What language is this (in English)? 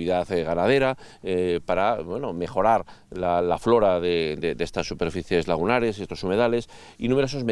Spanish